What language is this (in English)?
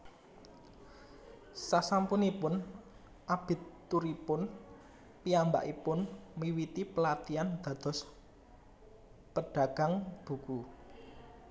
Javanese